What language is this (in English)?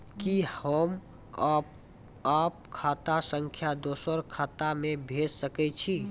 Maithili